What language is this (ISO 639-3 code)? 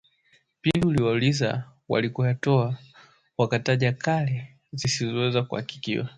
swa